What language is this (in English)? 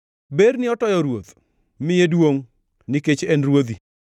Luo (Kenya and Tanzania)